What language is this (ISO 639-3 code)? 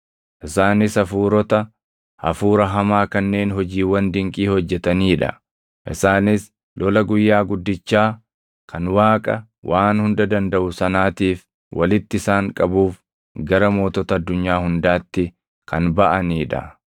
orm